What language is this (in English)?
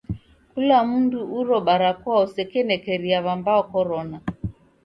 Taita